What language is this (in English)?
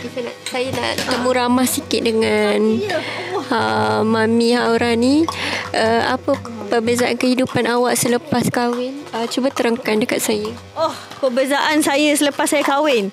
Malay